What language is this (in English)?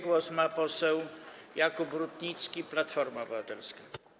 Polish